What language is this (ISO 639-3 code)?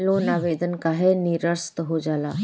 bho